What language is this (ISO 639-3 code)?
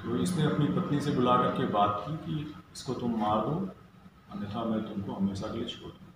hin